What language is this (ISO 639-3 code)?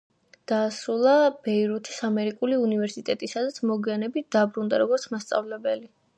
kat